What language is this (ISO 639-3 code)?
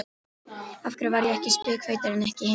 isl